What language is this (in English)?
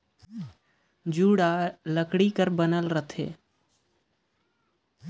Chhattisgarhi